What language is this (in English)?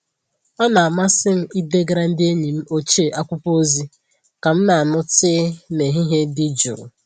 Igbo